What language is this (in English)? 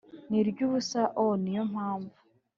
Kinyarwanda